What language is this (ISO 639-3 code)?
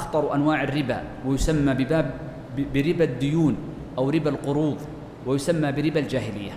ara